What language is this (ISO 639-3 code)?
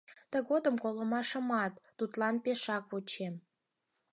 chm